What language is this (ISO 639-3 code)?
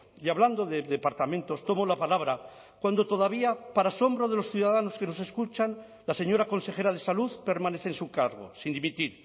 spa